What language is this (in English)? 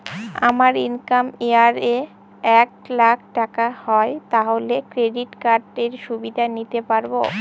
Bangla